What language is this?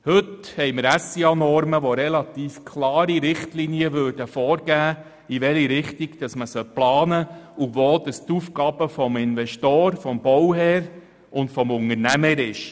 Swiss German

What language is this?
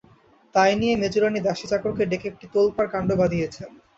Bangla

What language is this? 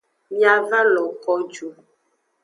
Aja (Benin)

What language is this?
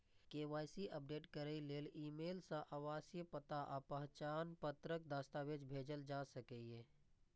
Maithili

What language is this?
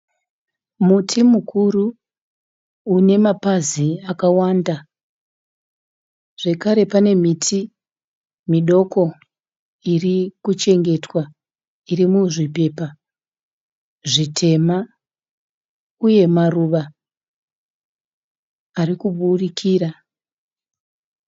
Shona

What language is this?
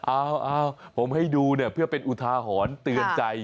Thai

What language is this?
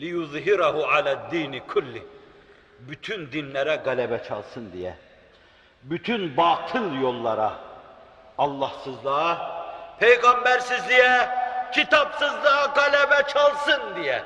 Turkish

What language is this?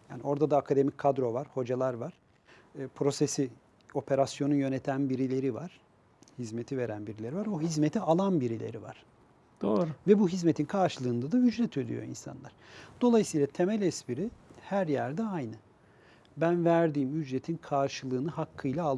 Turkish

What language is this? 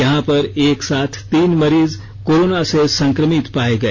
Hindi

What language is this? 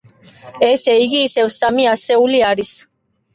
Georgian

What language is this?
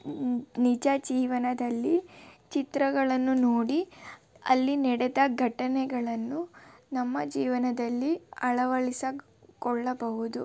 Kannada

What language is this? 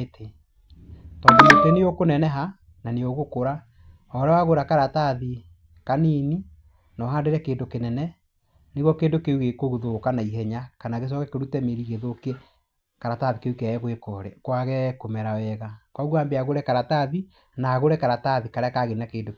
Kikuyu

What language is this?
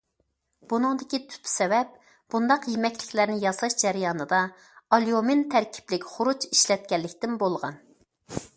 Uyghur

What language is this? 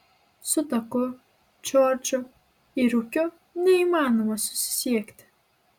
Lithuanian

